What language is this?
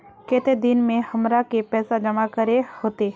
Magahi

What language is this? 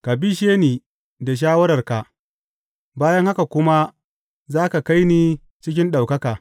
Hausa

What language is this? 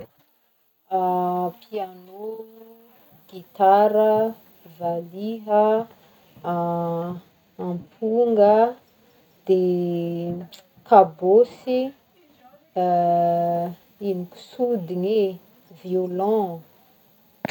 Northern Betsimisaraka Malagasy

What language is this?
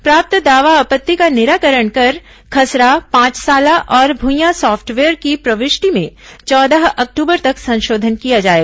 Hindi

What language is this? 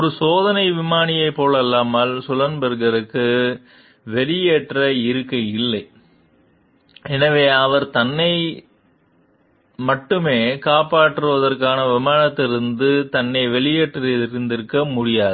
Tamil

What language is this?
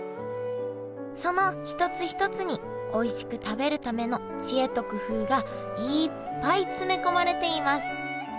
Japanese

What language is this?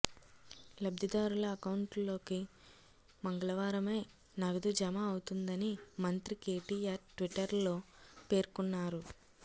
Telugu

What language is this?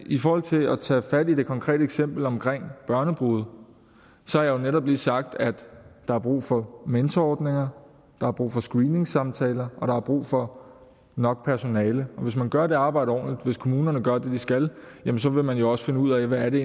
Danish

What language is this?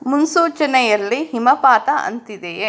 Kannada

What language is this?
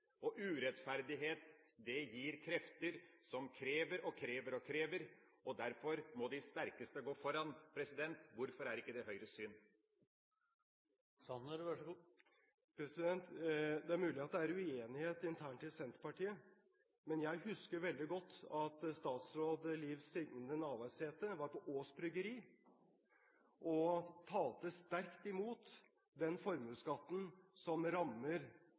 Norwegian Bokmål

